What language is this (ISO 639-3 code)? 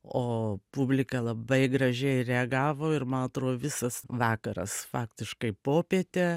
lit